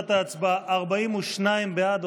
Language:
Hebrew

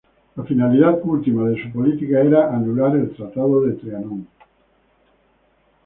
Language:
Spanish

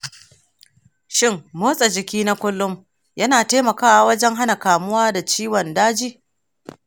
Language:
Hausa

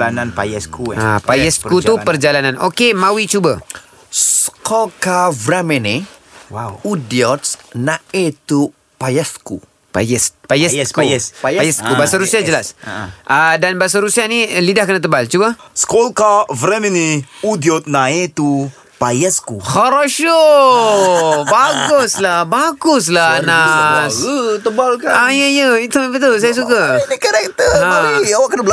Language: Malay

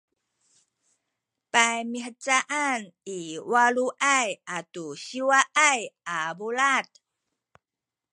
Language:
Sakizaya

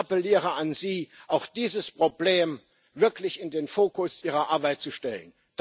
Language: German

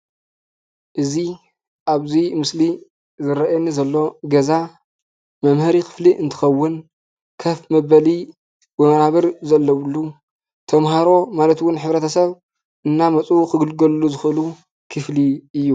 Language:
Tigrinya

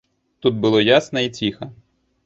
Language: Belarusian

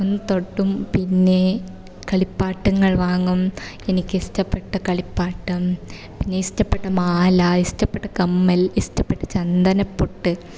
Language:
Malayalam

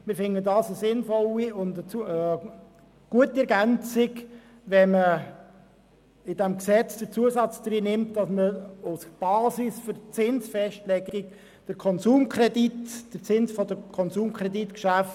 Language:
Swiss German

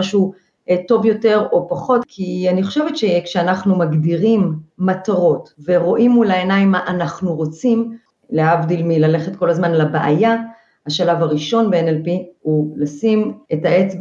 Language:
Hebrew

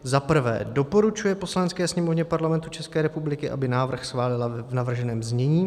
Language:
Czech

